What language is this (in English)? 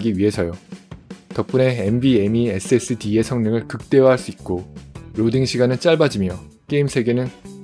Korean